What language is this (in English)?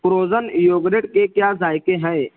Urdu